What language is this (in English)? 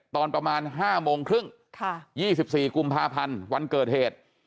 Thai